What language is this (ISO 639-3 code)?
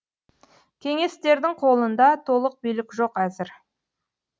kaz